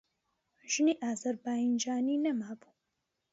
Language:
Central Kurdish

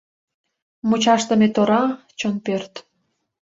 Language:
Mari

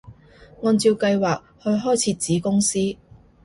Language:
Cantonese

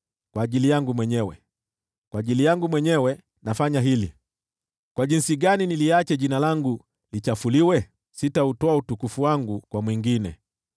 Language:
Swahili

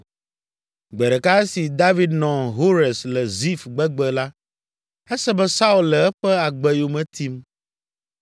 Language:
Ewe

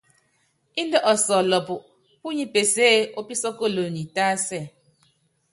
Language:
Yangben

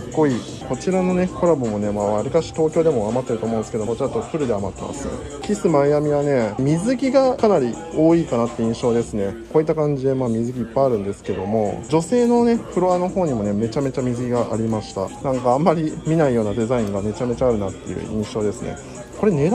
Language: Japanese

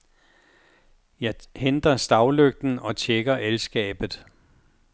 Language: Danish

